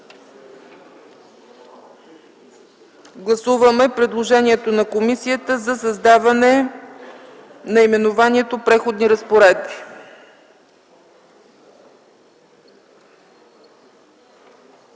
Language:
Bulgarian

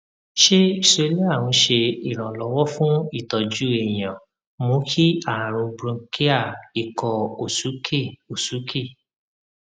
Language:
Yoruba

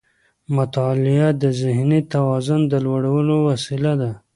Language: Pashto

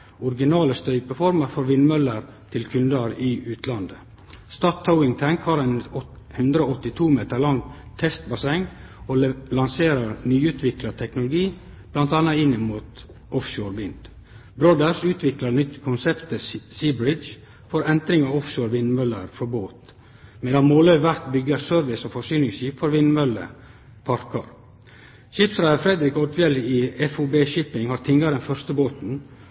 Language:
Norwegian Nynorsk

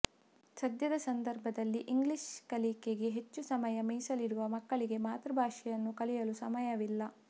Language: Kannada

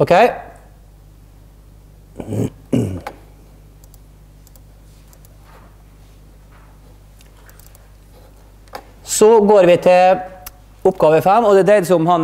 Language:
Norwegian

